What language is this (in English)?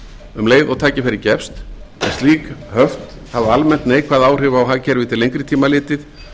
Icelandic